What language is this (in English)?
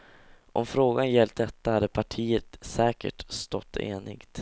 Swedish